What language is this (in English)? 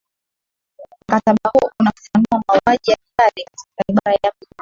Swahili